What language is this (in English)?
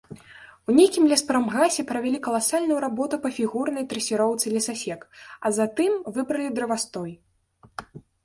Belarusian